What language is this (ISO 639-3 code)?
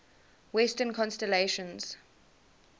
eng